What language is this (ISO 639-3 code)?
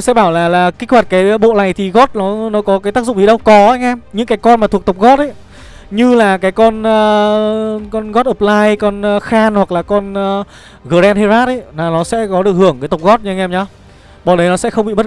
vie